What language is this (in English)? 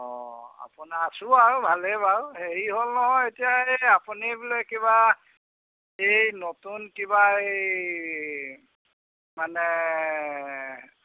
Assamese